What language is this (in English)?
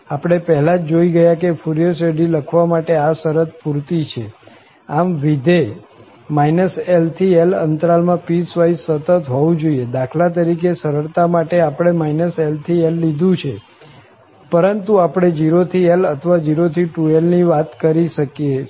Gujarati